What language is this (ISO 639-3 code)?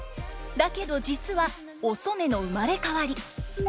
jpn